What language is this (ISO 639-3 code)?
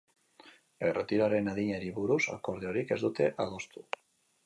eus